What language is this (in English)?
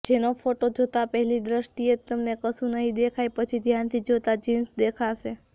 Gujarati